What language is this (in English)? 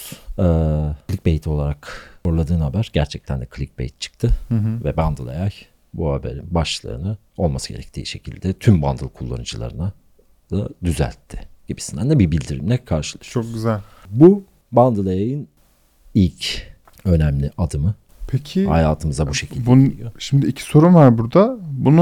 Turkish